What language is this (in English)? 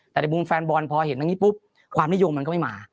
Thai